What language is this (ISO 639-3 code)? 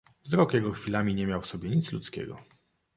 pol